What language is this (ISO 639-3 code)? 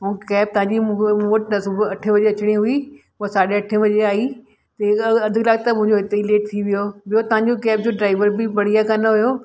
snd